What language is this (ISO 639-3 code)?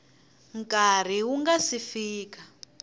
tso